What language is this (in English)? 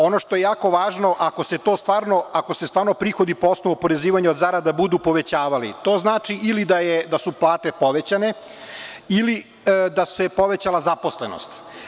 Serbian